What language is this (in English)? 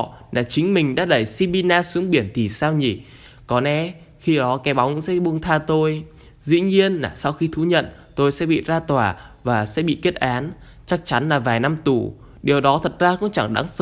Vietnamese